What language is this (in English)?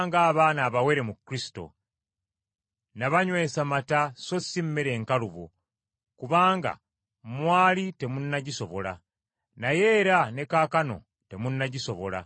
Ganda